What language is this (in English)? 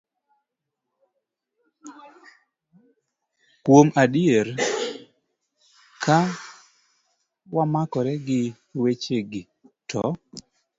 Luo (Kenya and Tanzania)